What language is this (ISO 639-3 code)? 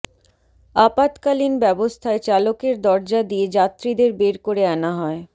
ben